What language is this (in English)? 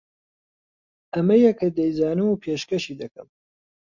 Central Kurdish